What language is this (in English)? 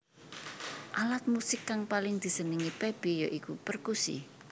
Javanese